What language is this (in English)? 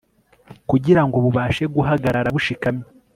Kinyarwanda